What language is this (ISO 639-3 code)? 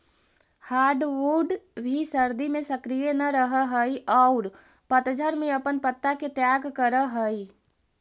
mag